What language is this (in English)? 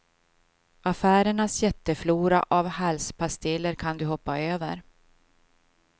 Swedish